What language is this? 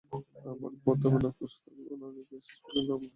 Bangla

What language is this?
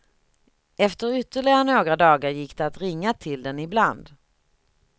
Swedish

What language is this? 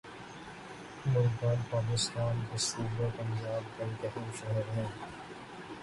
Urdu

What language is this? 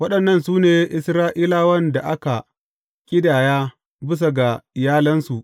Hausa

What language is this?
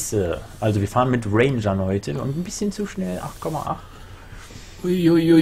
German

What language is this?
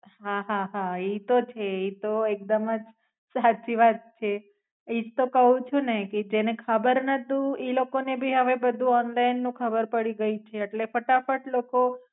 Gujarati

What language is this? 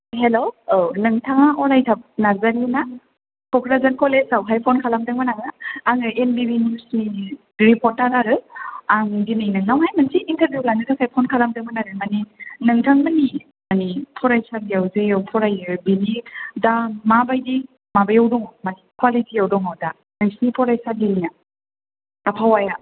Bodo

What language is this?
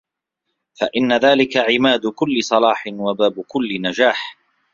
Arabic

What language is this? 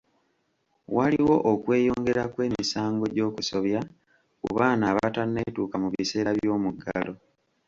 Ganda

